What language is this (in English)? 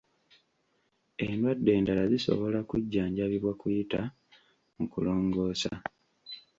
Ganda